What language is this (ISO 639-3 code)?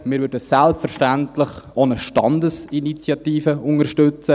gsw